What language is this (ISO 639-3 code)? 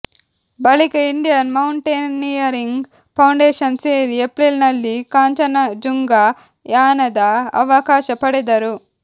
kan